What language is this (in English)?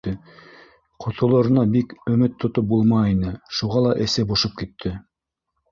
Bashkir